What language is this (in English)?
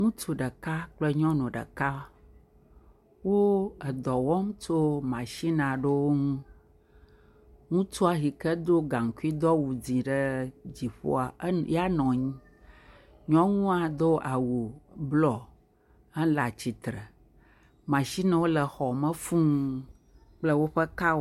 Ewe